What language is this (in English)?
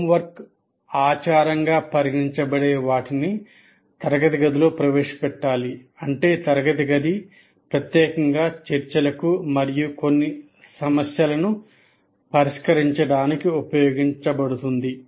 Telugu